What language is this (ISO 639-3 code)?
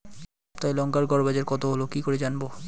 ben